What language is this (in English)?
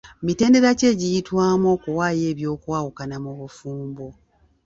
Ganda